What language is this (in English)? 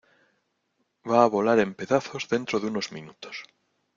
Spanish